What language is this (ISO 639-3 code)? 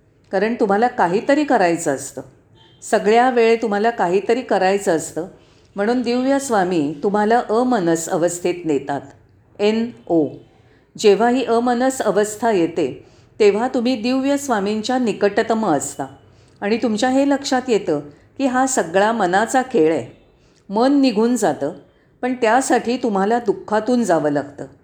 mar